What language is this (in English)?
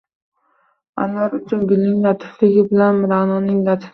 Uzbek